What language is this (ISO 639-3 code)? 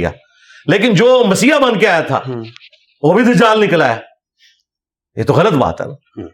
urd